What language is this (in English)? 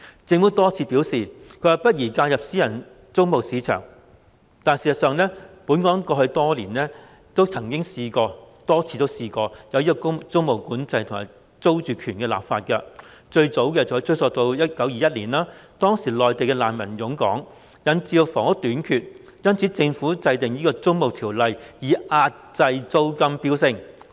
Cantonese